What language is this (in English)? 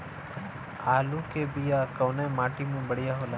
Bhojpuri